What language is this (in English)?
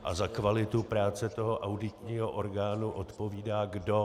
Czech